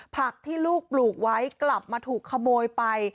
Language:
Thai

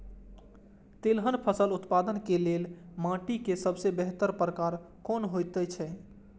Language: Maithili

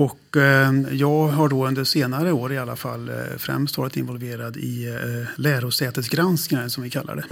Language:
Swedish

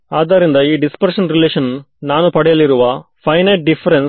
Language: Kannada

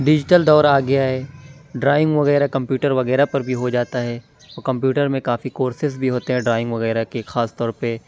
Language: Urdu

